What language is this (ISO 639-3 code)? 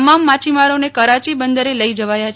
guj